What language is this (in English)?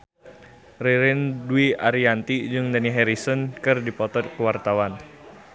Sundanese